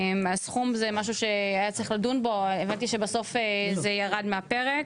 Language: Hebrew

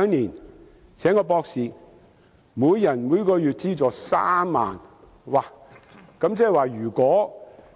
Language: Cantonese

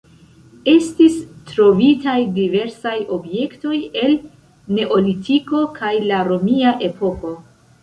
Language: Esperanto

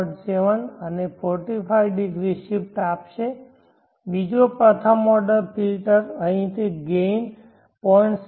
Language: Gujarati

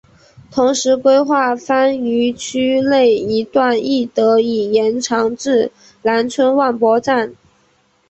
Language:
Chinese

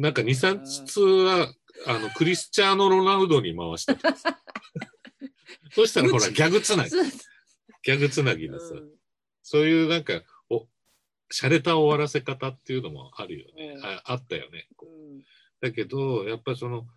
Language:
Japanese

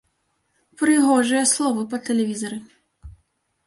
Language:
Belarusian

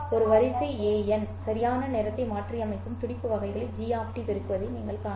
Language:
Tamil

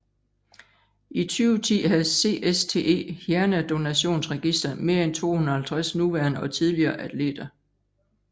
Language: Danish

